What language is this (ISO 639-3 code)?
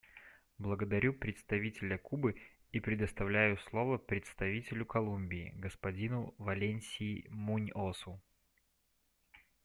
rus